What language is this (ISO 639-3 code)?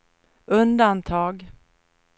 swe